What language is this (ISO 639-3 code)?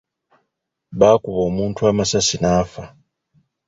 lug